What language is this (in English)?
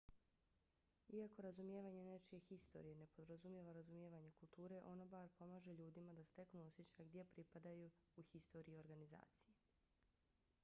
Bosnian